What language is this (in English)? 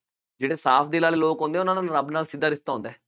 Punjabi